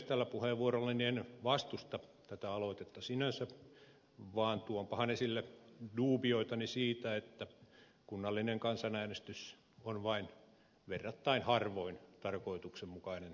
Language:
Finnish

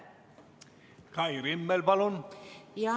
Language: Estonian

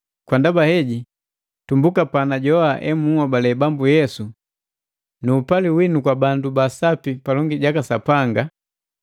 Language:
Matengo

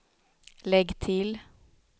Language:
Swedish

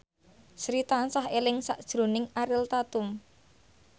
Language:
Javanese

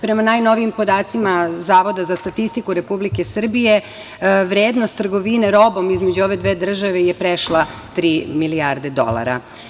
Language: Serbian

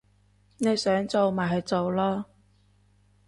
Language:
Cantonese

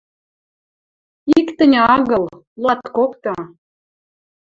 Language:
Western Mari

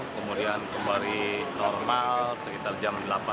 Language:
Indonesian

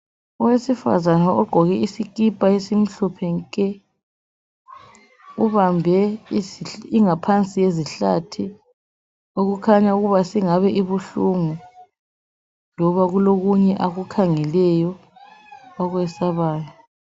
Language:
North Ndebele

